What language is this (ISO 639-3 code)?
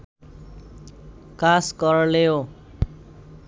ben